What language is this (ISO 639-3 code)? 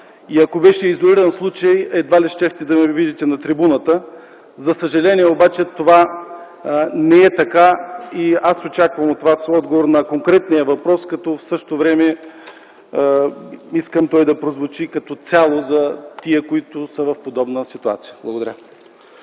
bul